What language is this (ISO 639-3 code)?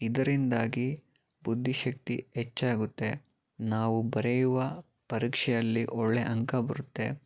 kan